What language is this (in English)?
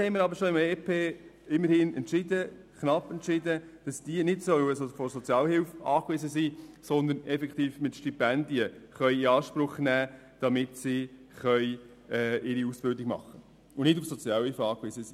Swiss German